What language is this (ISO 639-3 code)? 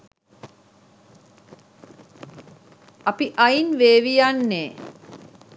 sin